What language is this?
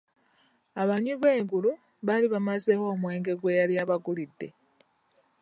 Ganda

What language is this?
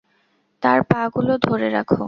Bangla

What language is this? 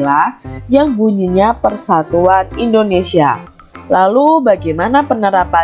Indonesian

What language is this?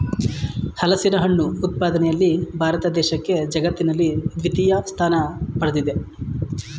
Kannada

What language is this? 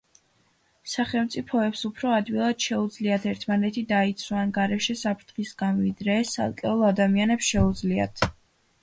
Georgian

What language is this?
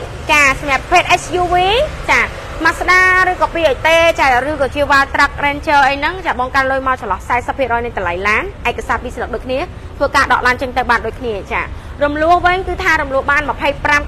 Thai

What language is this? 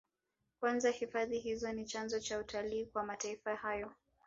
Swahili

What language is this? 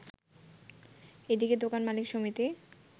Bangla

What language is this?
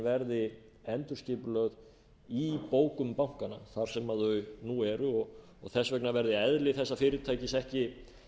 Icelandic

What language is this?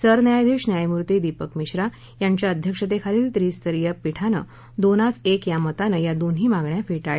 Marathi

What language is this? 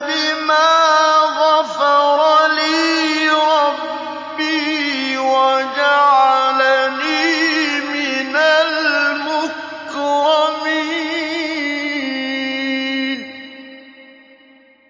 Arabic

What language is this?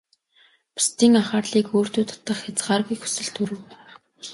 Mongolian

